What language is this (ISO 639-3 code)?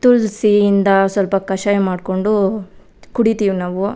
kan